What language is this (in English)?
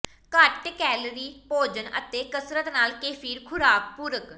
Punjabi